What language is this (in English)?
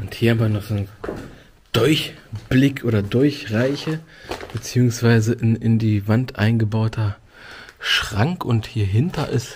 German